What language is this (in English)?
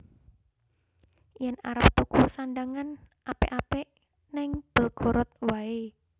Javanese